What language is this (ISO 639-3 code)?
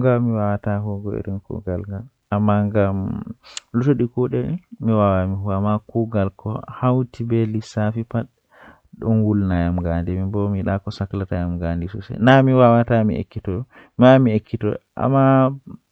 fuh